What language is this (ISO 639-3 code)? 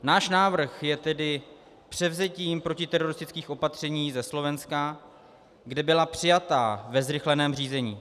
ces